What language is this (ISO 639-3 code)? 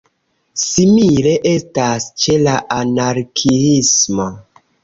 epo